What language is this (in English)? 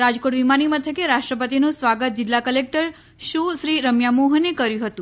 Gujarati